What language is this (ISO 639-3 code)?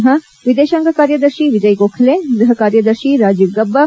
kan